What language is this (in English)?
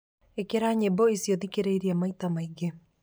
Kikuyu